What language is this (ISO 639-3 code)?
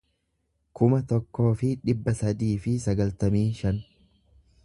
orm